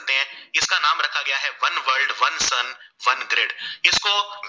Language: Gujarati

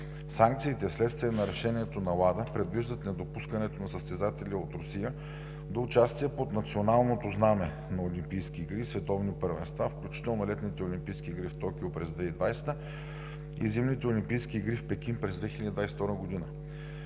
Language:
Bulgarian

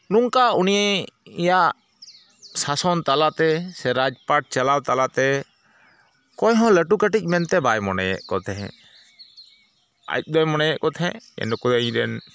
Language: Santali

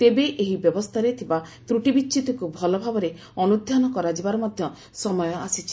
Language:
Odia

